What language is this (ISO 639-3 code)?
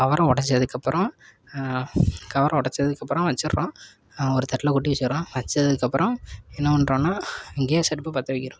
tam